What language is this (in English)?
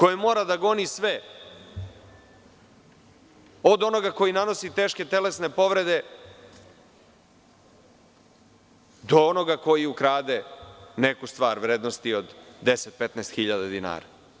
Serbian